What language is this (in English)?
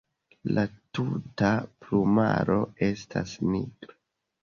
Esperanto